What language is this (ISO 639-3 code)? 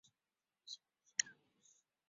zho